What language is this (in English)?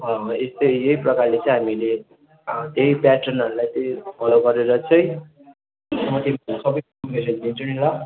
Nepali